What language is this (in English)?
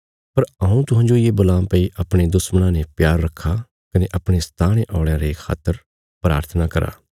Bilaspuri